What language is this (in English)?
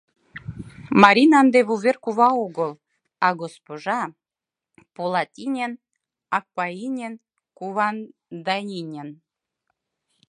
Mari